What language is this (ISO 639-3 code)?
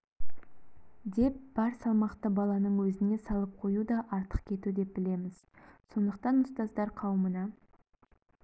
kaz